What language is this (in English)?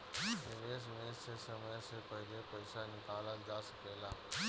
Bhojpuri